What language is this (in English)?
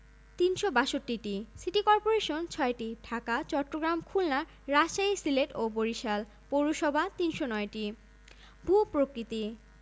Bangla